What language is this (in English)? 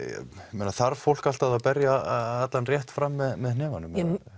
Icelandic